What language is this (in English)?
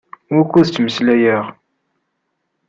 Kabyle